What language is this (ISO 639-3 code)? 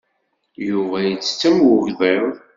kab